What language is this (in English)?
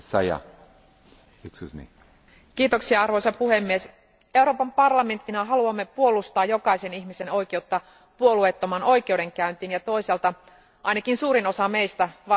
Finnish